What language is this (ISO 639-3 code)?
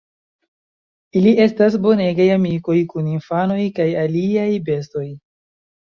epo